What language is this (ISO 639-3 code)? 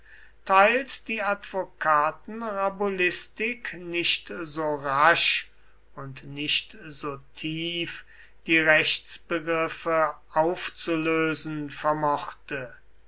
deu